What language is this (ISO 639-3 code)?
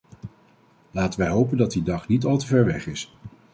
nld